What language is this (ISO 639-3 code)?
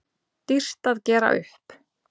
isl